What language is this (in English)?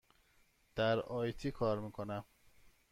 Persian